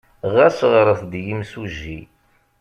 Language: Kabyle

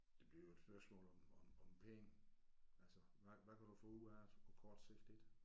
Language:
Danish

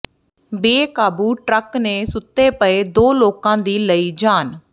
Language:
Punjabi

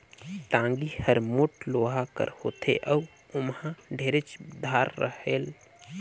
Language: Chhattisgarhi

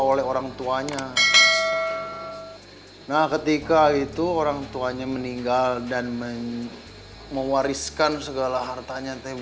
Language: Indonesian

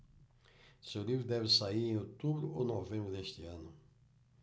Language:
Portuguese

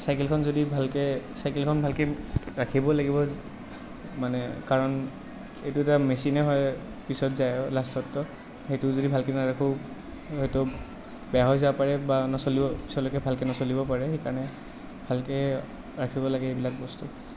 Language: Assamese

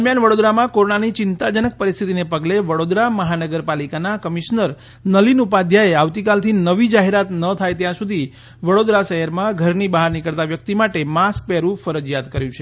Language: Gujarati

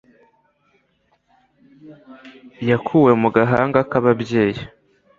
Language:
Kinyarwanda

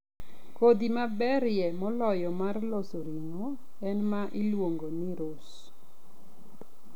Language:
Luo (Kenya and Tanzania)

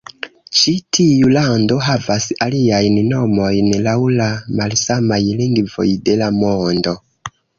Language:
Esperanto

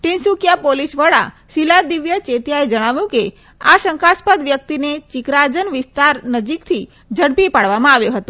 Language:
Gujarati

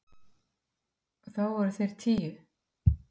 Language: Icelandic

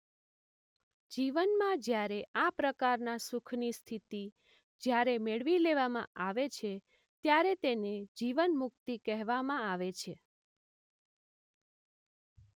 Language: Gujarati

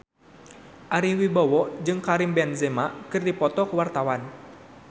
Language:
Sundanese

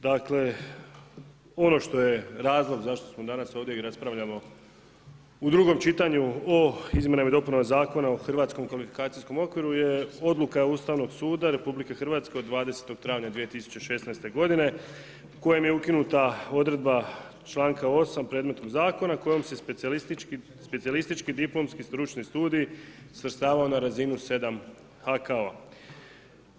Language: Croatian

